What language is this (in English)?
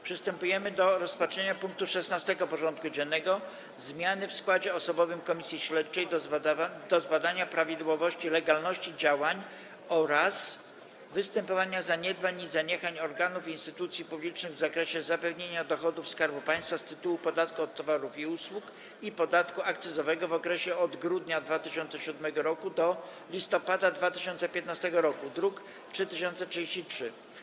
Polish